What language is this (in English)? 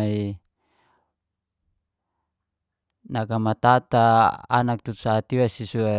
Geser-Gorom